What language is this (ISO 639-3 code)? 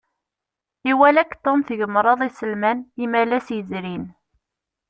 kab